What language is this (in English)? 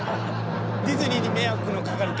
Japanese